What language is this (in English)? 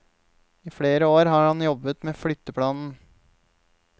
Norwegian